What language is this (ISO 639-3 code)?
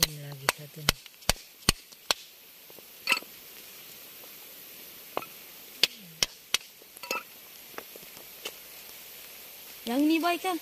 ind